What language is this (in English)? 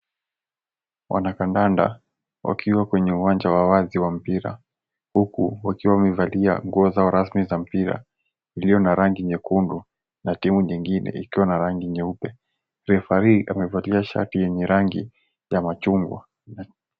Swahili